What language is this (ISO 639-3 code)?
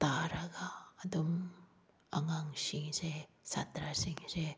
mni